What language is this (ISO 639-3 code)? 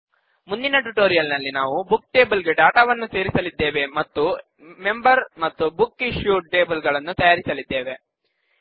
kan